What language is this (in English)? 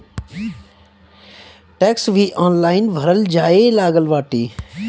Bhojpuri